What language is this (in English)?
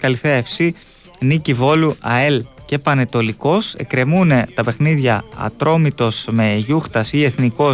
Greek